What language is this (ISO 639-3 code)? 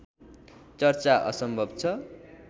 nep